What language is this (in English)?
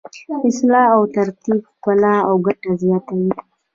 Pashto